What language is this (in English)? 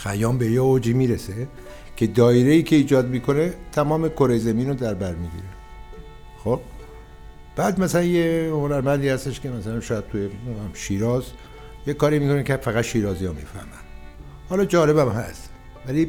Persian